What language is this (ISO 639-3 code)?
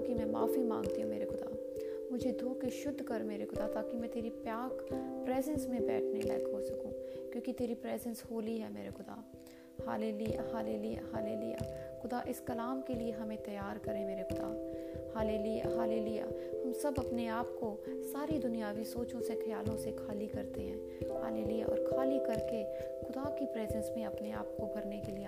hin